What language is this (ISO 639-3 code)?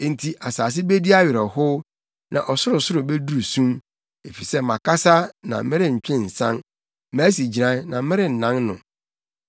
aka